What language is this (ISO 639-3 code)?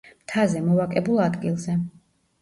kat